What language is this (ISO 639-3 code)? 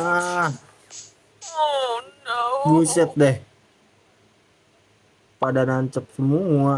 ind